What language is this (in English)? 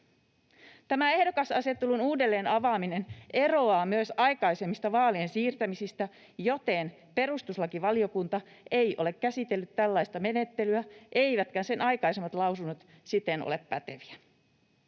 Finnish